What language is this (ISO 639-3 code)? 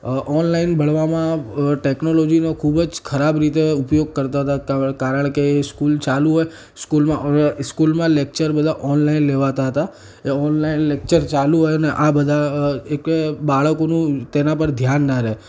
guj